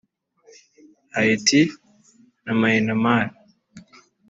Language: Kinyarwanda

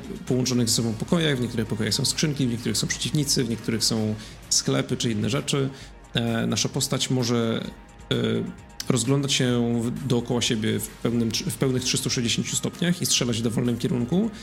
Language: Polish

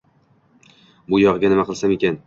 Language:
Uzbek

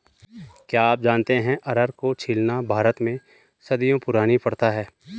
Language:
Hindi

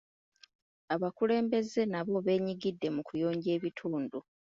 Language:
Ganda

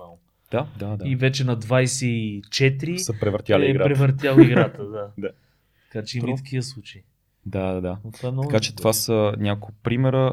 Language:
Bulgarian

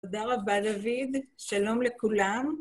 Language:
Hebrew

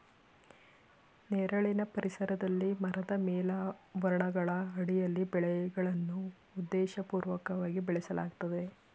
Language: Kannada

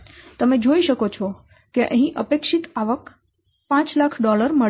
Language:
Gujarati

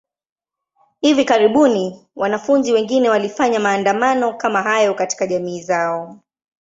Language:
Swahili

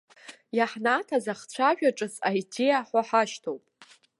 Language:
Abkhazian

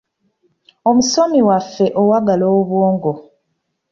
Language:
Ganda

